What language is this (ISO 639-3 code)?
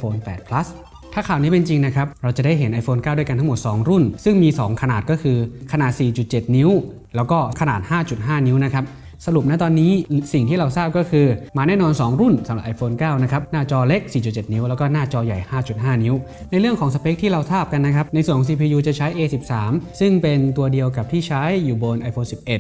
tha